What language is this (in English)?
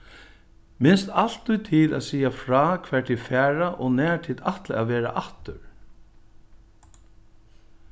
Faroese